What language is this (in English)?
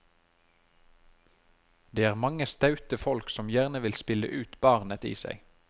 Norwegian